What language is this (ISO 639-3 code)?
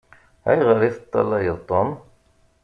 kab